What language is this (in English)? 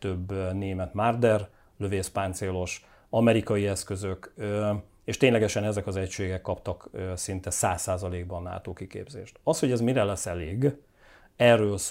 Hungarian